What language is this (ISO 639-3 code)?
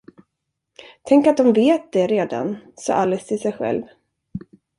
swe